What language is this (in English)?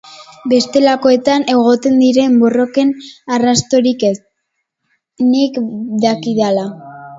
Basque